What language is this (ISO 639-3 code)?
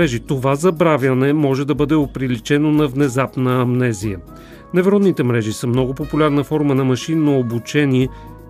bul